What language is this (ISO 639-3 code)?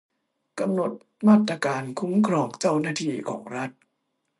tha